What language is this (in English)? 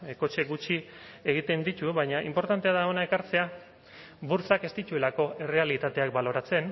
Basque